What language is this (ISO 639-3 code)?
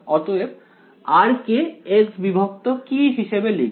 ben